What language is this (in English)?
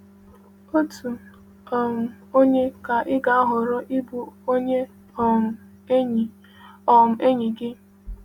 Igbo